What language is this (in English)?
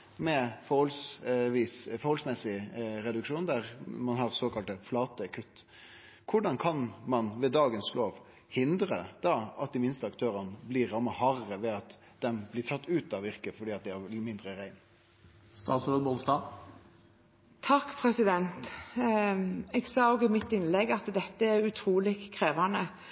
Norwegian